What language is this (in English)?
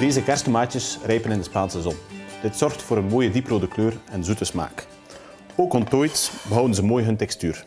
Dutch